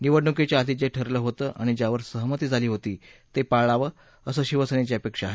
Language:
Marathi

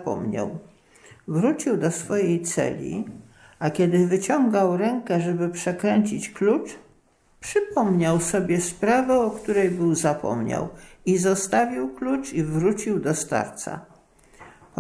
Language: Polish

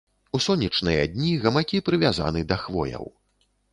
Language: Belarusian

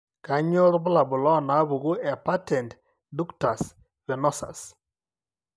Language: Masai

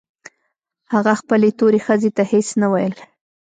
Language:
Pashto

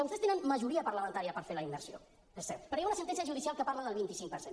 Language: Catalan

